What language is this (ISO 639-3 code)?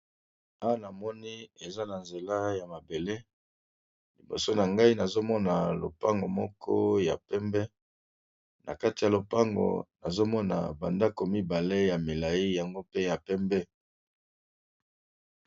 lin